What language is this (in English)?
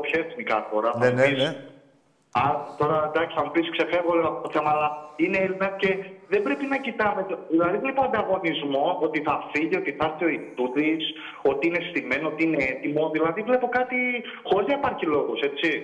Greek